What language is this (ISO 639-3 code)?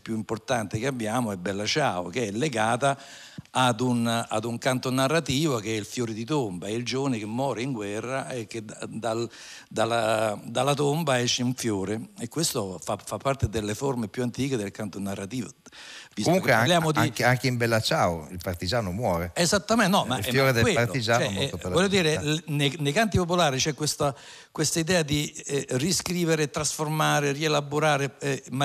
ita